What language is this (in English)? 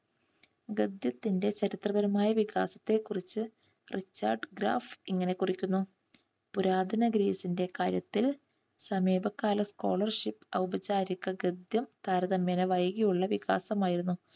Malayalam